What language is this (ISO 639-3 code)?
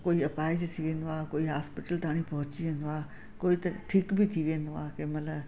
snd